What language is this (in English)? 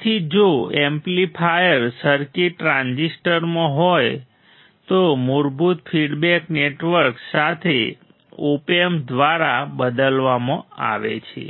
Gujarati